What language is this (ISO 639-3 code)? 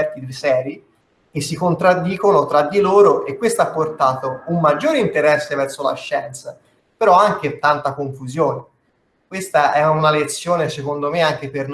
ita